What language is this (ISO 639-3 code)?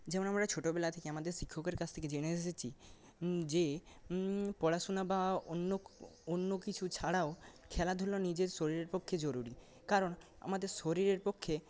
ben